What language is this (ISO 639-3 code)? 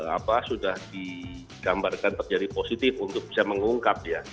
ind